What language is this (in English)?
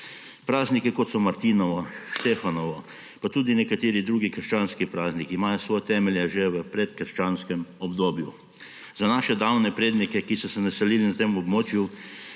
Slovenian